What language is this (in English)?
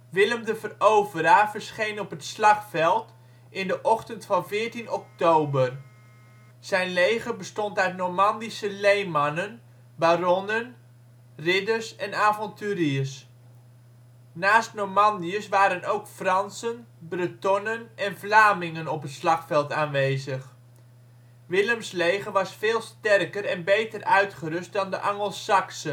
Dutch